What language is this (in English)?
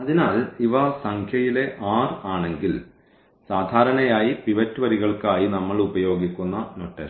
Malayalam